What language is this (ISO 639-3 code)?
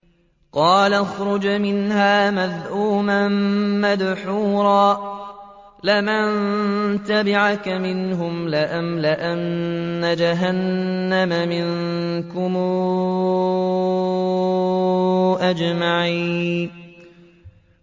ara